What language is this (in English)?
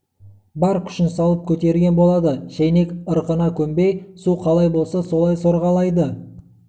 Kazakh